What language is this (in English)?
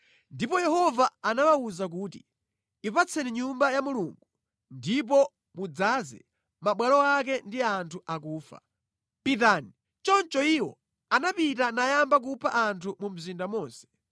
Nyanja